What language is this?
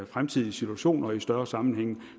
Danish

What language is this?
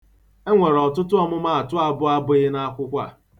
Igbo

